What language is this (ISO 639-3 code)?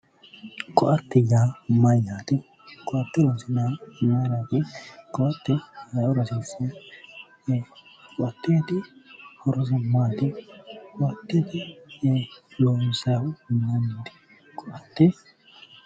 sid